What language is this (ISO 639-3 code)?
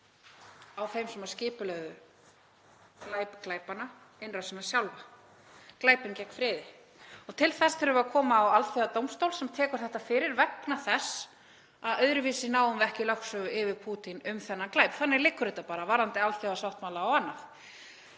isl